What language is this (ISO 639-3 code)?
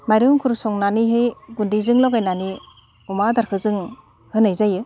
brx